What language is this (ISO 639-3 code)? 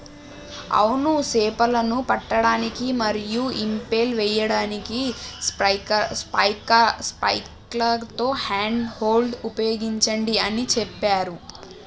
tel